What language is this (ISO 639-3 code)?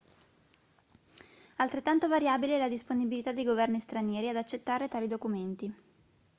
ita